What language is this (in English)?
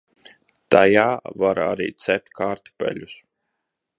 Latvian